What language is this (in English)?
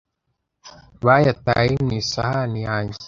Kinyarwanda